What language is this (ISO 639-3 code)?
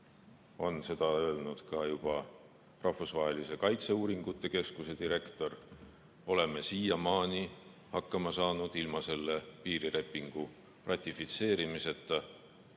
est